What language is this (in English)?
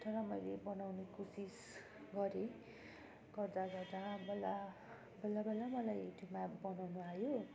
Nepali